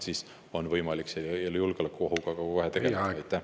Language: Estonian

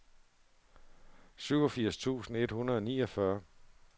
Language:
Danish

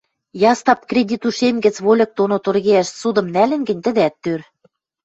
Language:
Western Mari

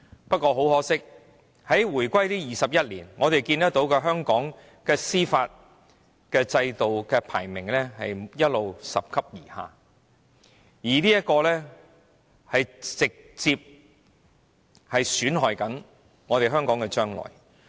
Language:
Cantonese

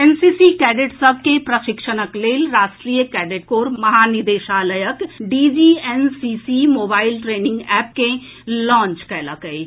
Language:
Maithili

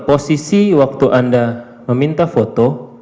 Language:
Indonesian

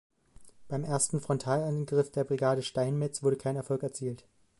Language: German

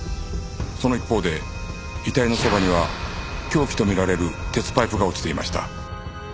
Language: Japanese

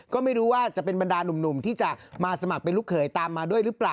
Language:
Thai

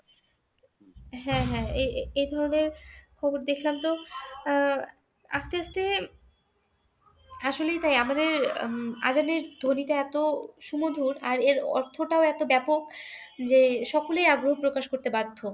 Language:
Bangla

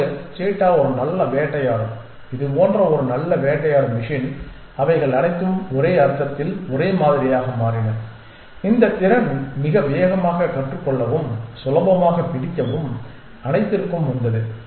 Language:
Tamil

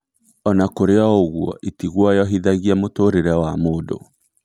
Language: Kikuyu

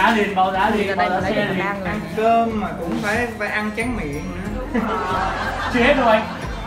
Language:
Vietnamese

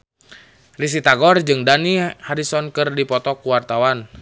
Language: Sundanese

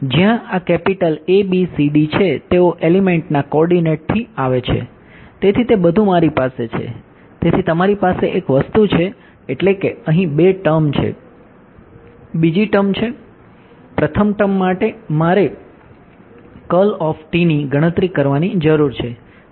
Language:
Gujarati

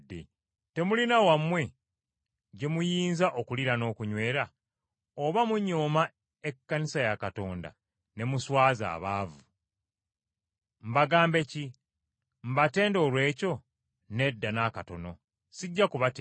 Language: Ganda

